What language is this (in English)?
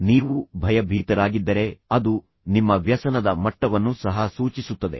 Kannada